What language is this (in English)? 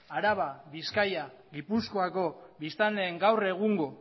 Basque